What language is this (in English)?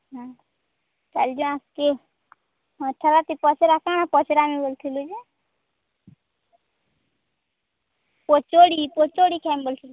Odia